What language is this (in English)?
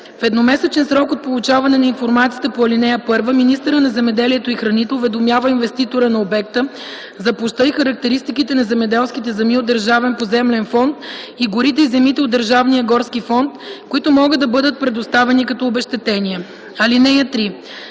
Bulgarian